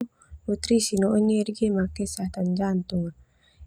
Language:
Termanu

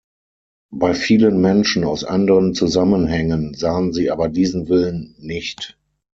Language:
German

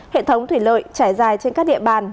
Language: Vietnamese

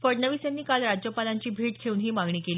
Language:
Marathi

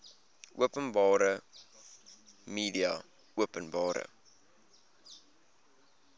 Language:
Afrikaans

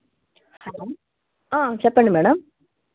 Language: Telugu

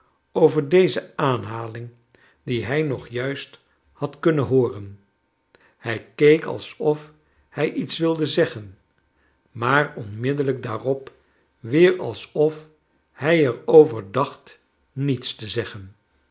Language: Dutch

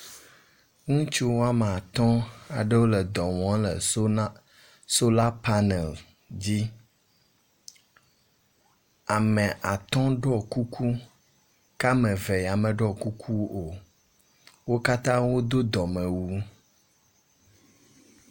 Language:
Ewe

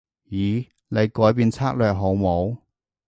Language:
Cantonese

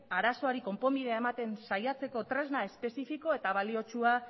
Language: Basque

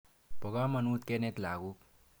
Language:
Kalenjin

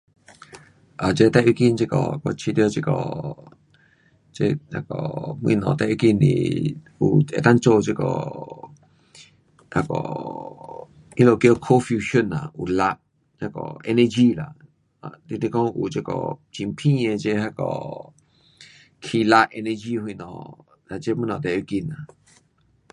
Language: Pu-Xian Chinese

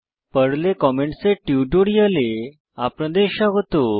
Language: Bangla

